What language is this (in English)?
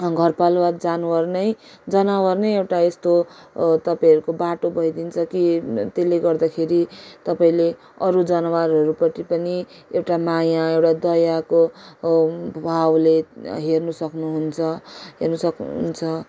Nepali